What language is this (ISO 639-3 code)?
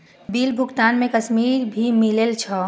mai